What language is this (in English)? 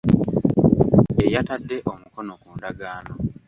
Ganda